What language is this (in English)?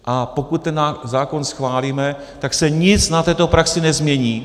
Czech